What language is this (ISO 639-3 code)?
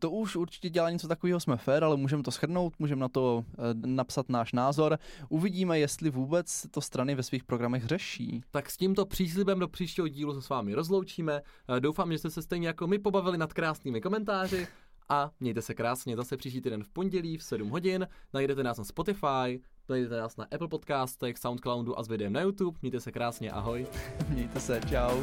ces